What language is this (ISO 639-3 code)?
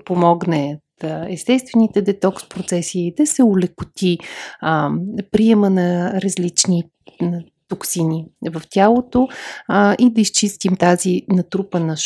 bul